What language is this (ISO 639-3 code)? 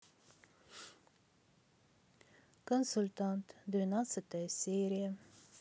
rus